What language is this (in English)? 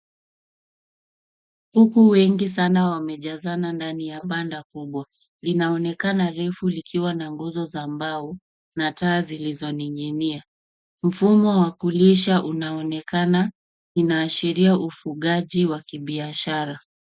Swahili